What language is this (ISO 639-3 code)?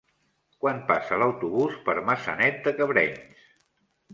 cat